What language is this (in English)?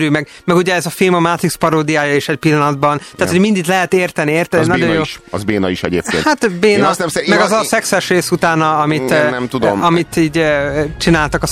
Hungarian